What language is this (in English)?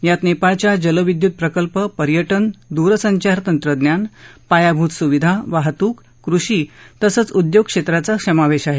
Marathi